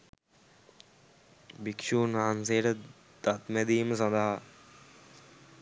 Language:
Sinhala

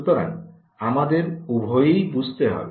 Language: Bangla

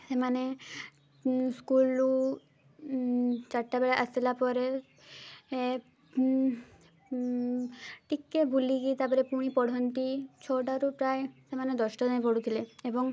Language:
Odia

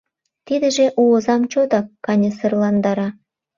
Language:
Mari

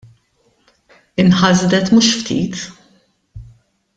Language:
Maltese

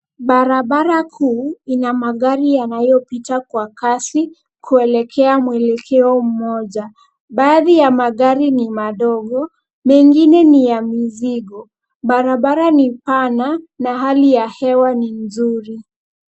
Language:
Swahili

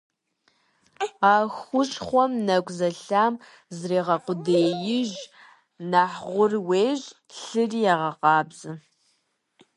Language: Kabardian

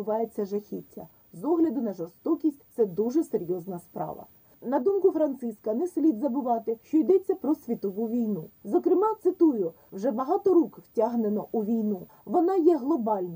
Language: Ukrainian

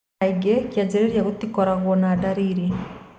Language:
Kikuyu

